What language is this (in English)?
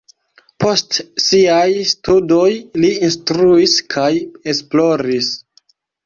Esperanto